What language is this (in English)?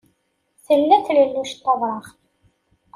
Kabyle